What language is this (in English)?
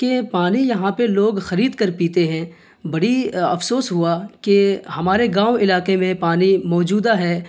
Urdu